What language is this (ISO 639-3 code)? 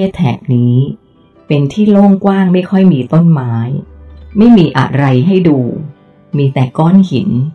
tha